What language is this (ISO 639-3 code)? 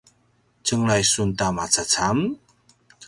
pwn